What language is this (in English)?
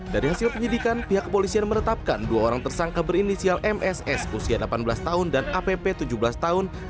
Indonesian